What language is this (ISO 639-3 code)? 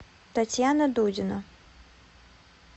rus